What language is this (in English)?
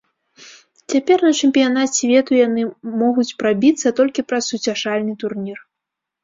Belarusian